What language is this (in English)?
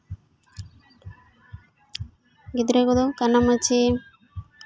Santali